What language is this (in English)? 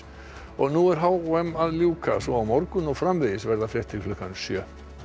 Icelandic